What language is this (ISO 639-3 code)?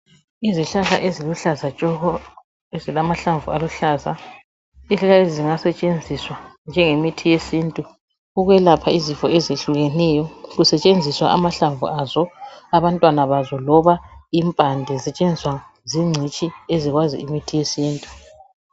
nde